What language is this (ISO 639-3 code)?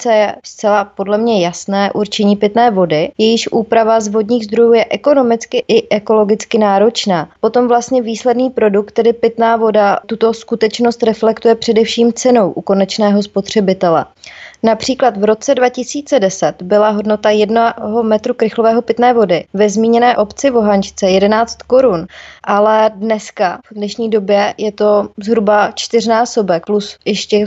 ces